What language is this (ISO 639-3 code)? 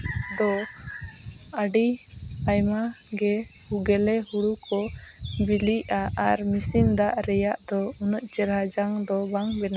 sat